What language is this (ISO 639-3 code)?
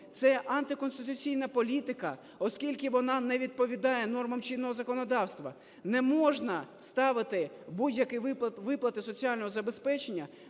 ukr